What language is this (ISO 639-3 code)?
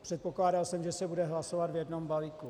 ces